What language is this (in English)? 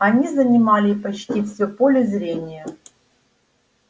Russian